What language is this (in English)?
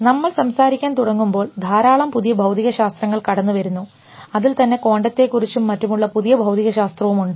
Malayalam